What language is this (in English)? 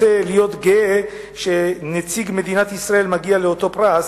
Hebrew